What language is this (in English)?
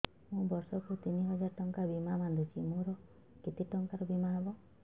Odia